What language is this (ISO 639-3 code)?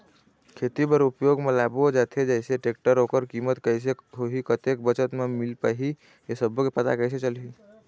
hne